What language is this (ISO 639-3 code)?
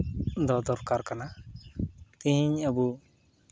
sat